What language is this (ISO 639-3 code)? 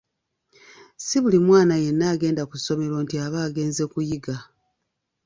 lug